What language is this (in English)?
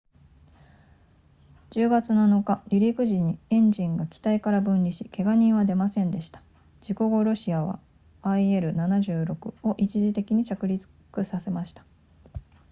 Japanese